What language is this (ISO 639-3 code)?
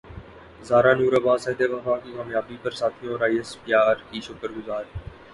urd